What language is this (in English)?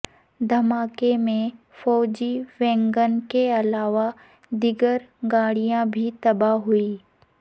Urdu